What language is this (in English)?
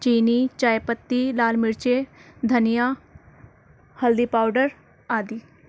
Urdu